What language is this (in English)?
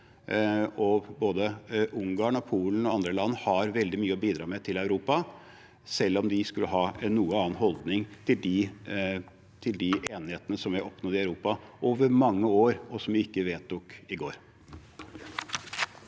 Norwegian